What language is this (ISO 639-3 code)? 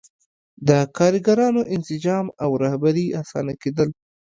pus